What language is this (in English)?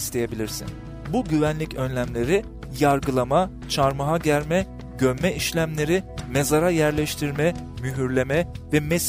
Turkish